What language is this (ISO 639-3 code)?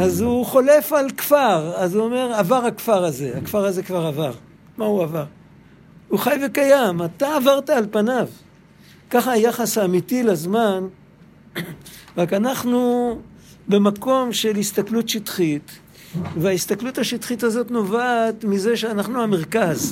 heb